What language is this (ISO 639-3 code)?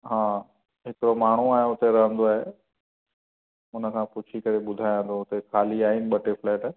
snd